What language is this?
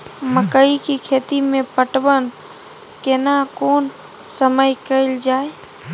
Maithili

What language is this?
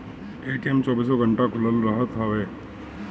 Bhojpuri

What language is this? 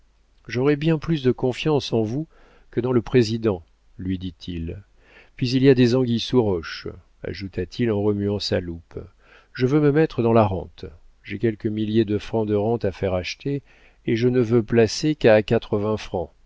French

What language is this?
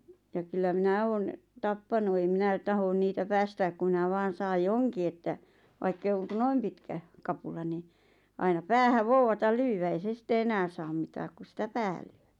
Finnish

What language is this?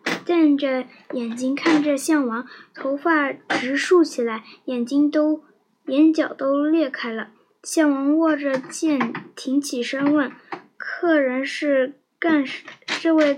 Chinese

